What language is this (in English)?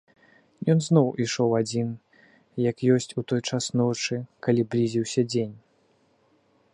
Belarusian